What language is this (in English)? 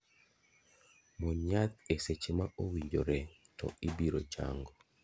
Luo (Kenya and Tanzania)